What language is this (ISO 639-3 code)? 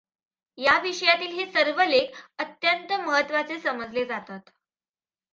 mar